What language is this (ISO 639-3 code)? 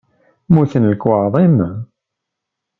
kab